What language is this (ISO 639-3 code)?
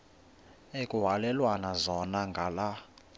xho